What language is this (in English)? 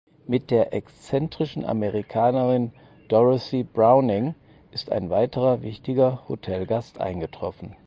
German